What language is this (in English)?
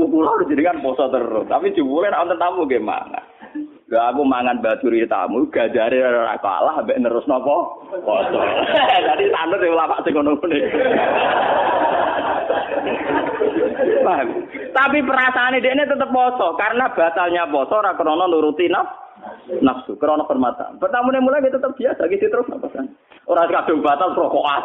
Indonesian